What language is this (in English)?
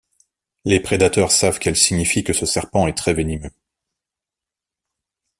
French